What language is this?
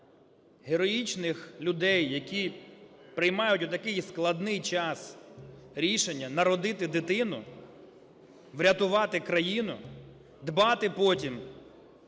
Ukrainian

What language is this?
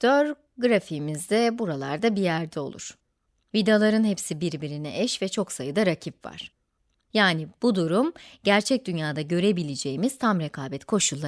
Turkish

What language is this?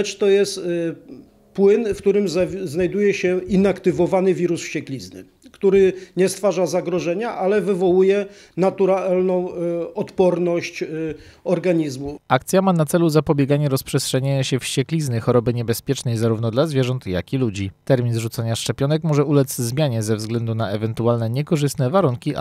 Polish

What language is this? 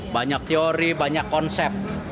Indonesian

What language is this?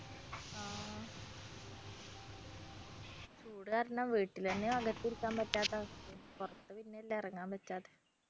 Malayalam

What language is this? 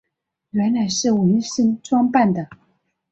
Chinese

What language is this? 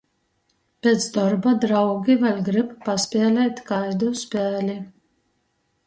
Latgalian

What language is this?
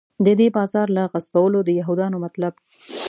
Pashto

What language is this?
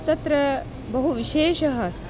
Sanskrit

